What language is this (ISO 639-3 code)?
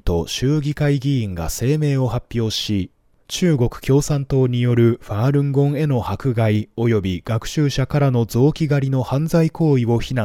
jpn